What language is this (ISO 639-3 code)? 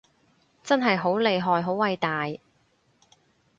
yue